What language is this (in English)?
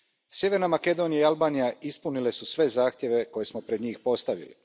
Croatian